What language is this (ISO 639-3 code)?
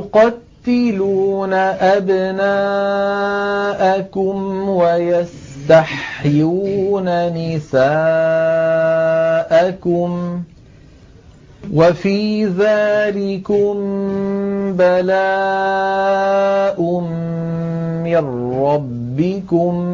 ara